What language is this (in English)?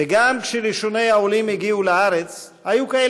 Hebrew